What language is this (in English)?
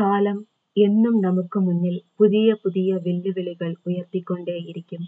Malayalam